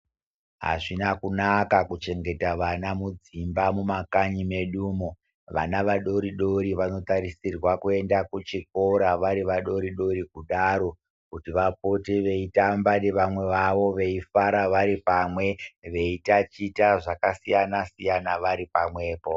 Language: Ndau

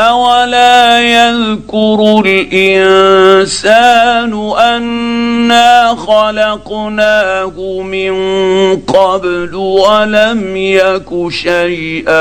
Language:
Arabic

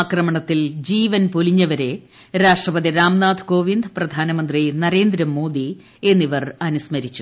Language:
Malayalam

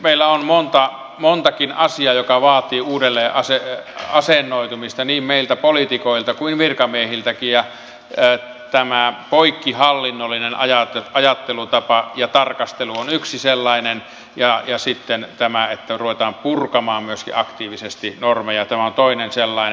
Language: Finnish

